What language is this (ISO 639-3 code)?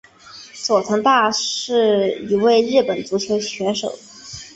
zho